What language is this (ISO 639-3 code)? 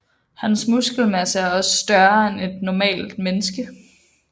dan